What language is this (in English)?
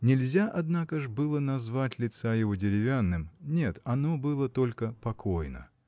Russian